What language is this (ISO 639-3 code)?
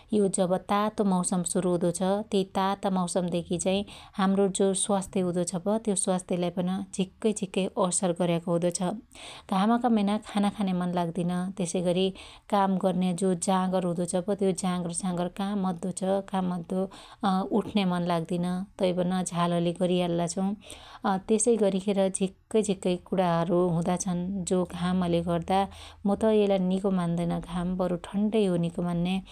dty